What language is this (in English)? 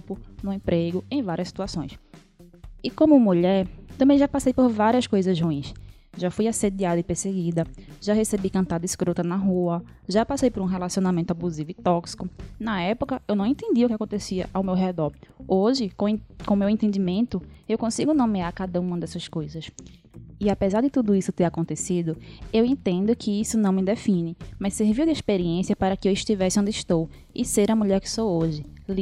Portuguese